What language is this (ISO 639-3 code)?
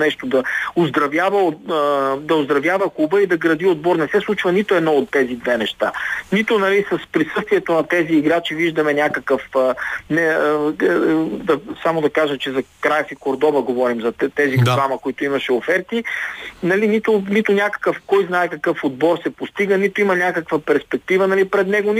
bul